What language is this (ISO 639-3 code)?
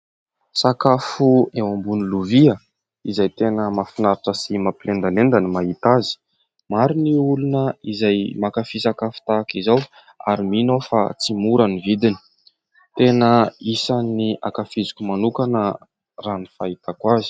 mlg